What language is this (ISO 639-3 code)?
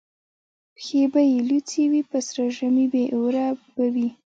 pus